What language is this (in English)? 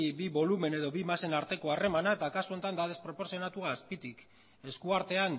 Basque